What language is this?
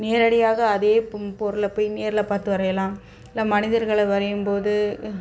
Tamil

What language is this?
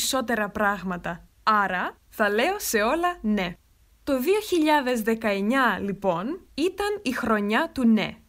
Greek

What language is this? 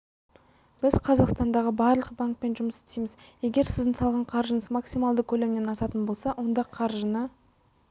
Kazakh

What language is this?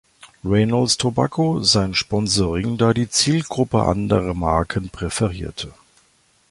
German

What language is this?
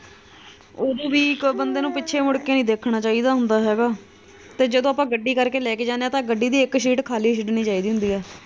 Punjabi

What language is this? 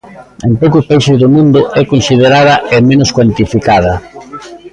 Galician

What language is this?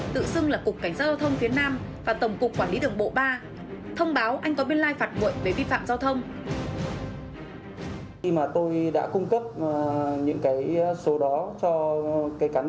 Vietnamese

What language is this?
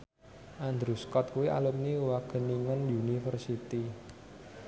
Javanese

